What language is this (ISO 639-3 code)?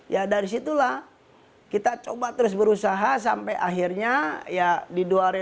ind